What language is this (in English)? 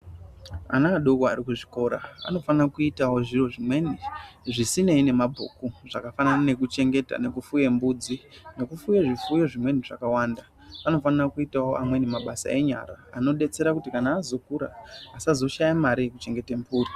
Ndau